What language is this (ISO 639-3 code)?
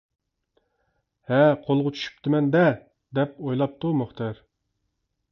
uig